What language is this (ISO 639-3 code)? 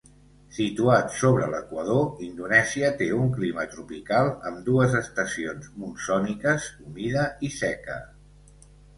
cat